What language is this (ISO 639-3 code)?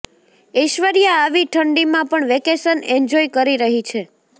guj